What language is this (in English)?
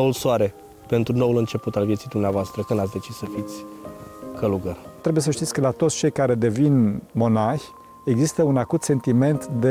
Romanian